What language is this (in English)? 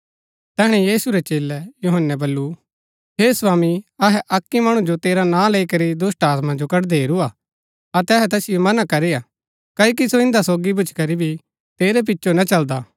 Gaddi